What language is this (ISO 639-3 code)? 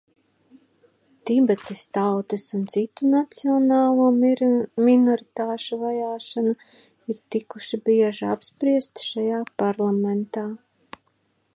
lav